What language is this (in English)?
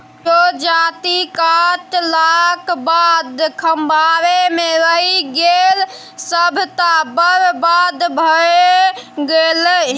Maithili